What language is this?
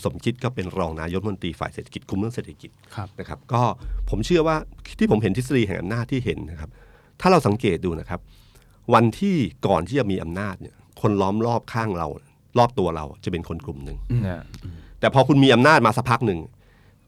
Thai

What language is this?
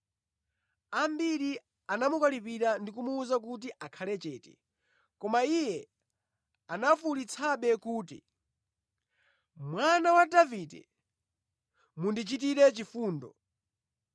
Nyanja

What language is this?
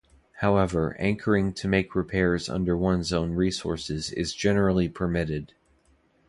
English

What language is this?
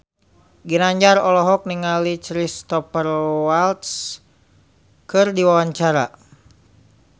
Sundanese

